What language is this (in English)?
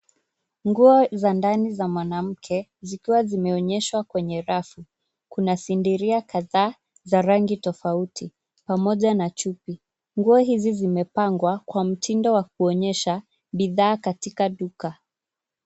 Swahili